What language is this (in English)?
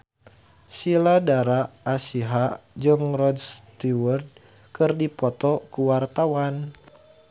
Sundanese